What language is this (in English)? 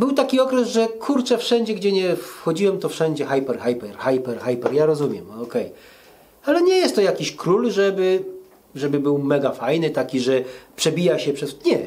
Polish